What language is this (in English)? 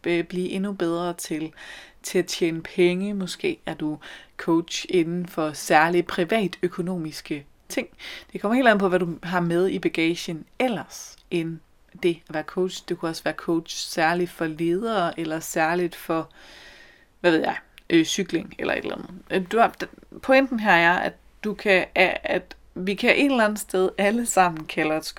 Danish